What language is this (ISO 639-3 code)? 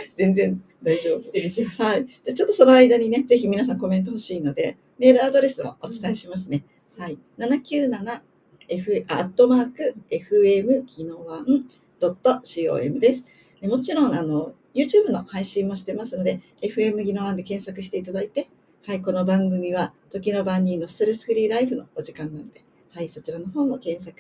jpn